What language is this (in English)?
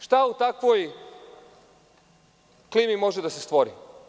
Serbian